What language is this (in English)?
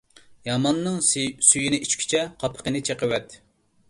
Uyghur